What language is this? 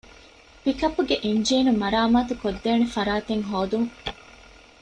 Divehi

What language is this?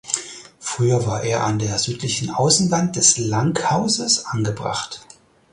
German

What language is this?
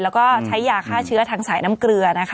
Thai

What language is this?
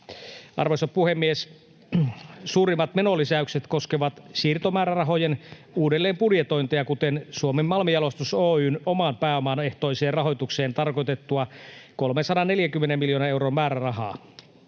Finnish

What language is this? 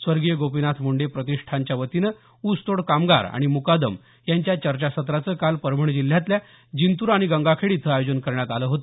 Marathi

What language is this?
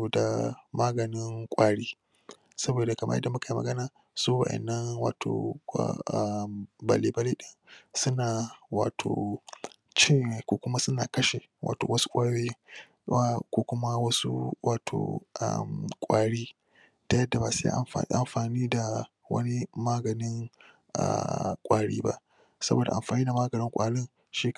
Hausa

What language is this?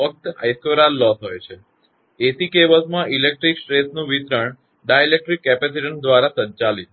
Gujarati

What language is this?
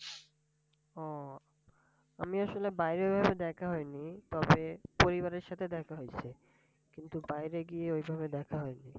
Bangla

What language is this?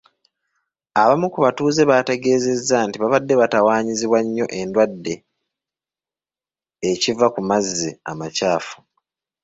Ganda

